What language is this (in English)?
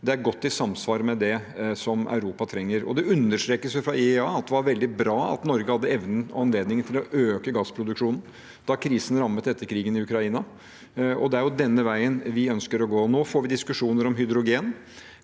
Norwegian